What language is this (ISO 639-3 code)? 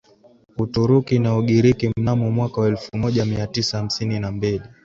swa